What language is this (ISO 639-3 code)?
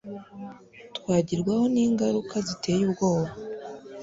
kin